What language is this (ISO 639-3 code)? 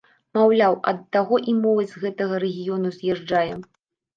bel